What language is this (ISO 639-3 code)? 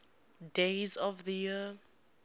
eng